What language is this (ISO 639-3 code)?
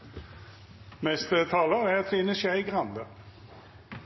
nno